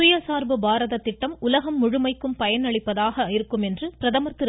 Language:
Tamil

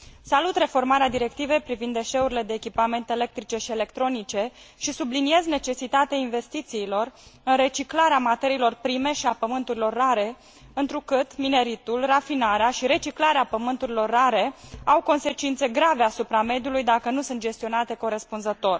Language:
Romanian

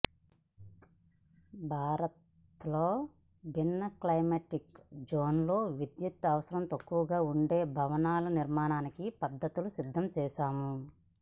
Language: Telugu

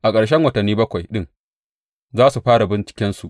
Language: Hausa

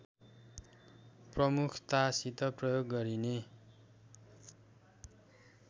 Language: Nepali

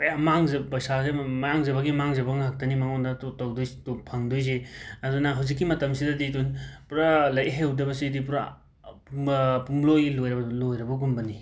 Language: Manipuri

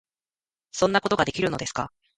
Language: Japanese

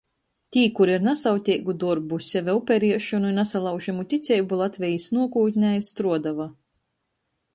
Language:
Latgalian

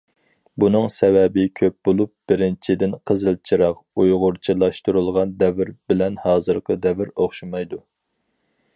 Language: Uyghur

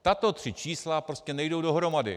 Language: Czech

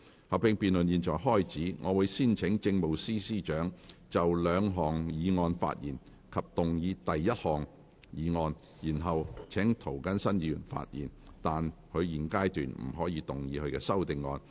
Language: Cantonese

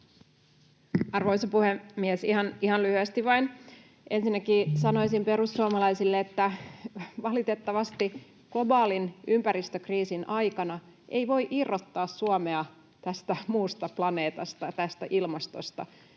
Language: Finnish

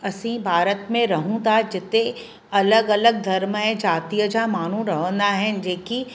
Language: Sindhi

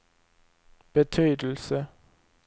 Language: Swedish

